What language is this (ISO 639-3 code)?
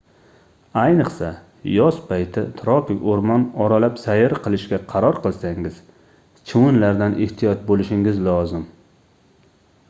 uzb